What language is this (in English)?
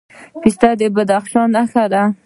Pashto